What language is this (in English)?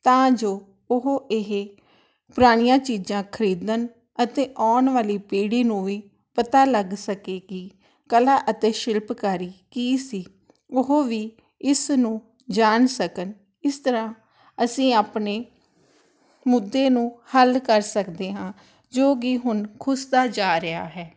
Punjabi